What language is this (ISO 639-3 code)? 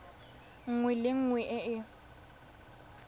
tsn